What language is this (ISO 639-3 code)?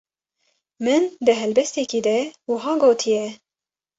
kur